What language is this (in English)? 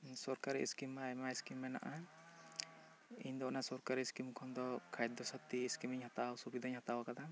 Santali